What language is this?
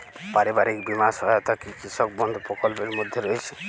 Bangla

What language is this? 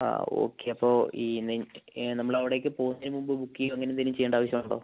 Malayalam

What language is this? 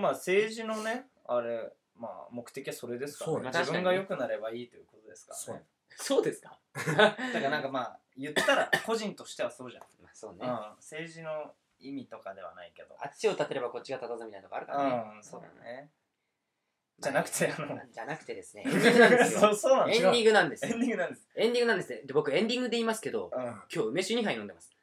Japanese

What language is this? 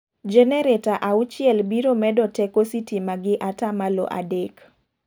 Luo (Kenya and Tanzania)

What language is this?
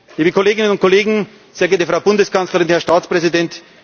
German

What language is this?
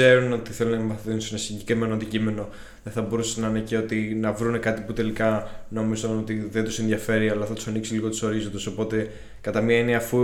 Greek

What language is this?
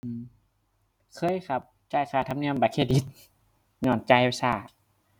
Thai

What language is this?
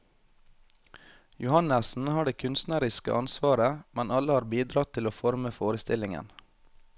Norwegian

